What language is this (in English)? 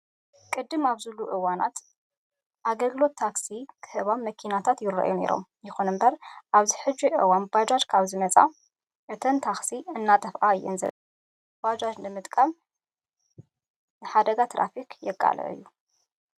Tigrinya